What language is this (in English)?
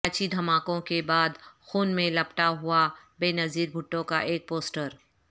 Urdu